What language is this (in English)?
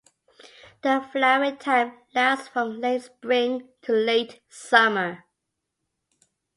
English